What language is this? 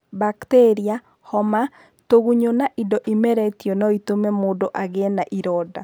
Kikuyu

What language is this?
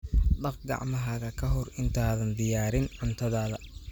Somali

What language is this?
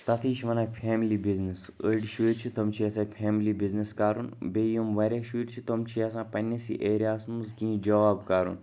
Kashmiri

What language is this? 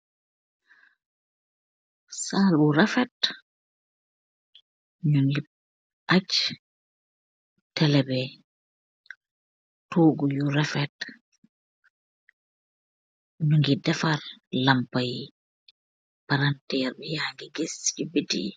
Wolof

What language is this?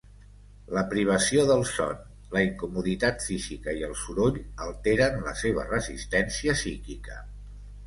Catalan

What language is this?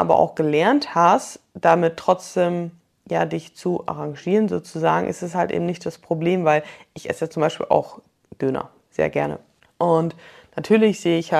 German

